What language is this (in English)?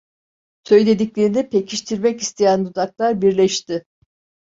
Turkish